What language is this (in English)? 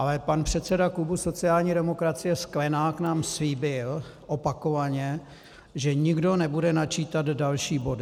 Czech